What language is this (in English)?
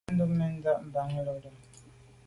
Medumba